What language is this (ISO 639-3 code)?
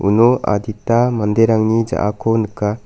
grt